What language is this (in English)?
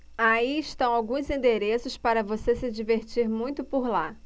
Portuguese